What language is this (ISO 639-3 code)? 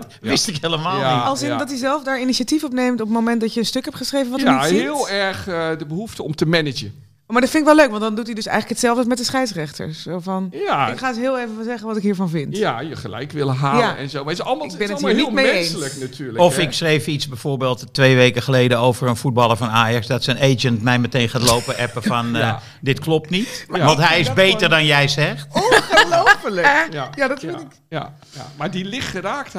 nld